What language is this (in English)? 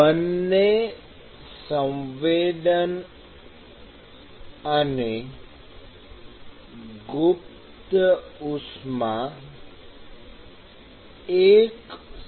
Gujarati